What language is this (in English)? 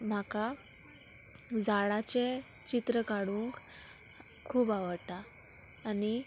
Konkani